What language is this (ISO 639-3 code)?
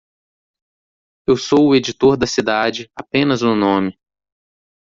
por